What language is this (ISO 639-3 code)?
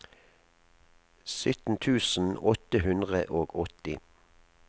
nor